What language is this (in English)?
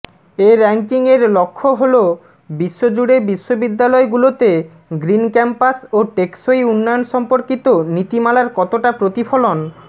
Bangla